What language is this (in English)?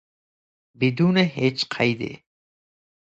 Persian